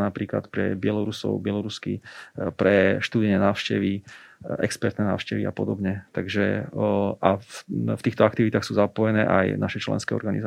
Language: Slovak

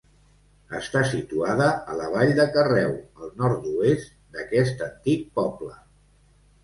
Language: Catalan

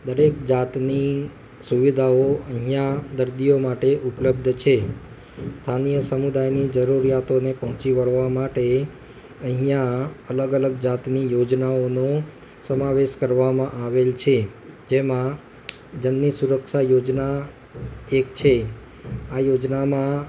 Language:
Gujarati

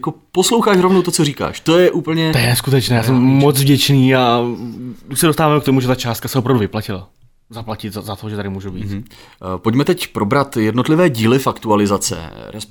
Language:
Czech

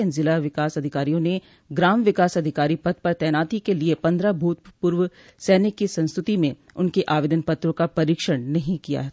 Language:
Hindi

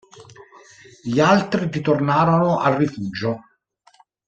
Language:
Italian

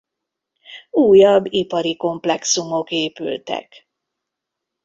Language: Hungarian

